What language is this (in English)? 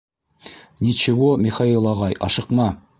Bashkir